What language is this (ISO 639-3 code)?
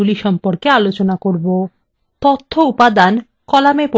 ben